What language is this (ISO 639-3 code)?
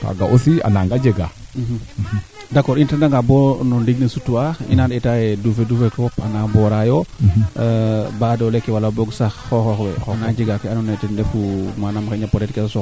srr